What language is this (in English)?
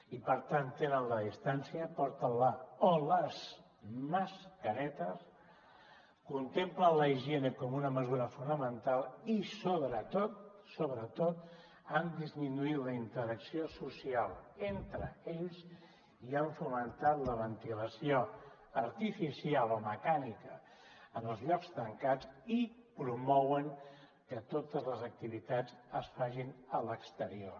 Catalan